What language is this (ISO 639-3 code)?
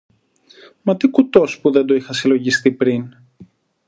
ell